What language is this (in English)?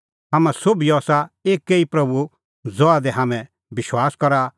Kullu Pahari